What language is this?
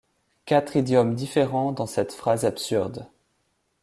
French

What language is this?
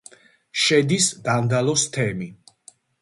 Georgian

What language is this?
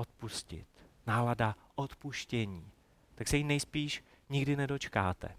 Czech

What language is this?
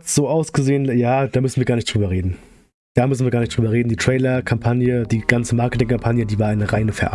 German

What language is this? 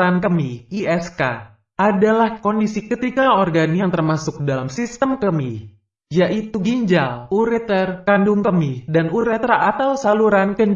Indonesian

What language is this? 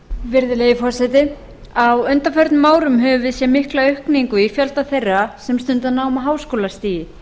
Icelandic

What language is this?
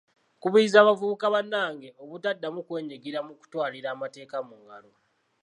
Ganda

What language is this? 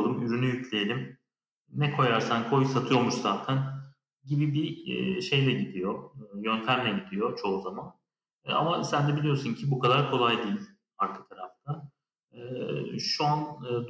Turkish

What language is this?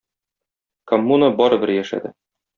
Tatar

